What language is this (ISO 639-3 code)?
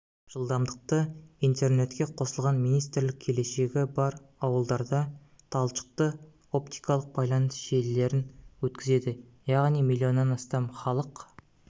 kaz